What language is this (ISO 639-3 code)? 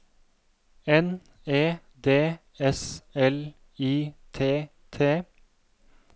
nor